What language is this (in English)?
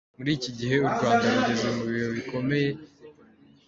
Kinyarwanda